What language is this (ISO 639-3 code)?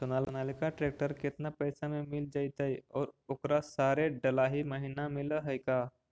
mag